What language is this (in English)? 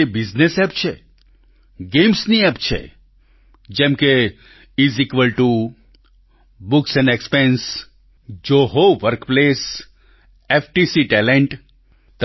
Gujarati